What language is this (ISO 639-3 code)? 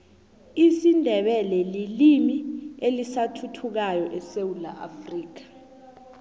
nbl